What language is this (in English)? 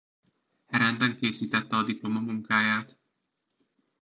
Hungarian